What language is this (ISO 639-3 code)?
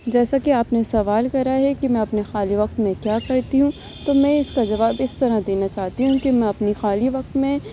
urd